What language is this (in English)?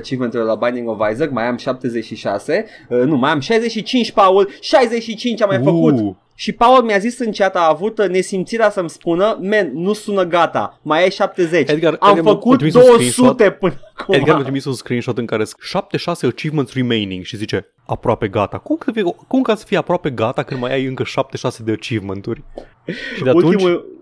Romanian